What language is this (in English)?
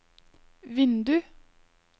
Norwegian